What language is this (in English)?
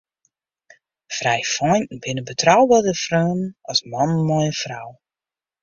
Western Frisian